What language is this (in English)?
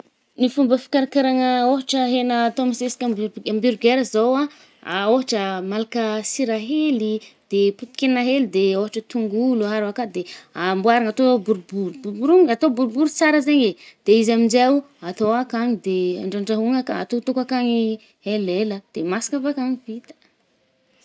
Northern Betsimisaraka Malagasy